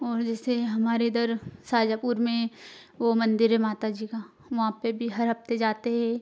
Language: Hindi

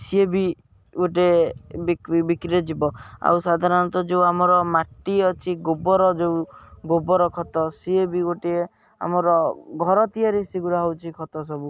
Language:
Odia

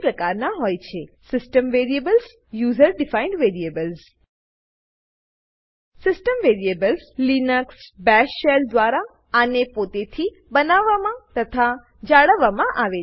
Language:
Gujarati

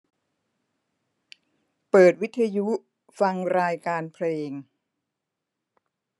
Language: Thai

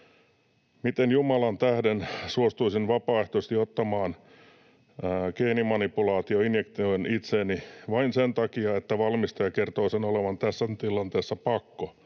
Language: Finnish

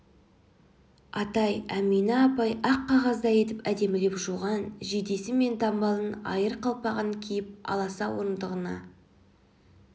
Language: Kazakh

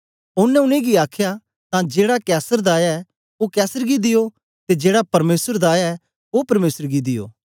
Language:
Dogri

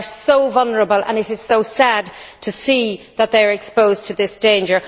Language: English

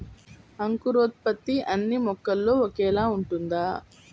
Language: Telugu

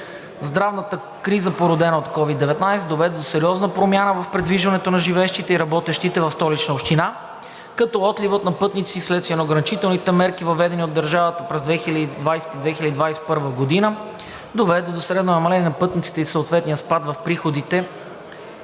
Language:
Bulgarian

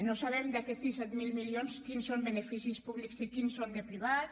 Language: Catalan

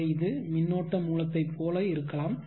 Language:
Tamil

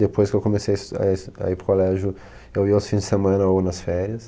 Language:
Portuguese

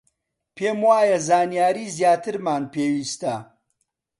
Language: Central Kurdish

